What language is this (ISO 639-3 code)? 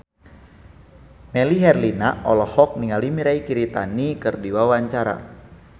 sun